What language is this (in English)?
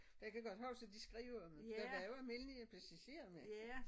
Danish